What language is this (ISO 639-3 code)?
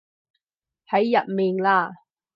yue